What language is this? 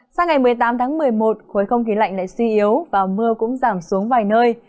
Vietnamese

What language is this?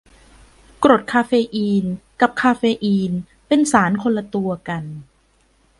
Thai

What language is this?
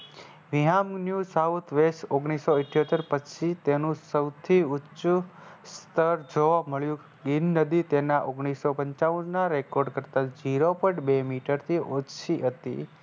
Gujarati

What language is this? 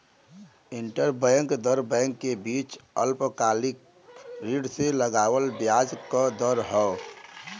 Bhojpuri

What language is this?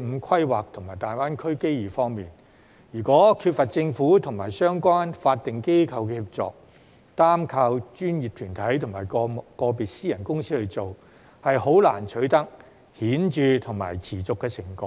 Cantonese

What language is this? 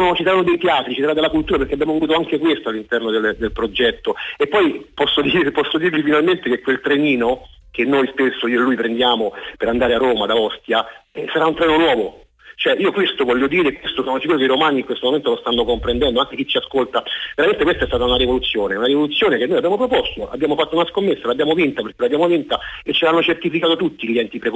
Italian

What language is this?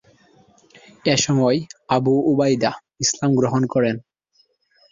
Bangla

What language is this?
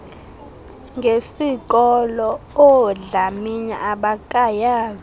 Xhosa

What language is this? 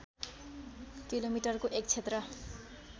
Nepali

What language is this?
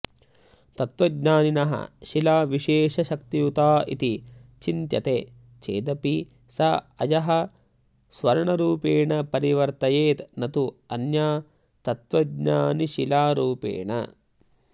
Sanskrit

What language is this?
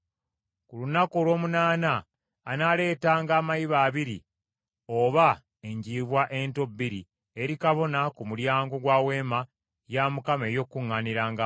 Ganda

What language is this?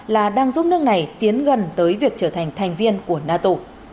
Vietnamese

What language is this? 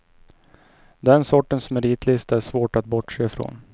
Swedish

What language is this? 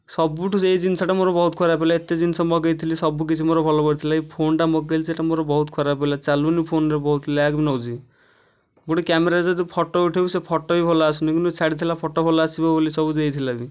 Odia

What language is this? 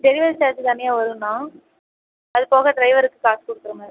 Tamil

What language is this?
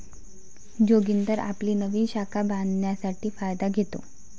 Marathi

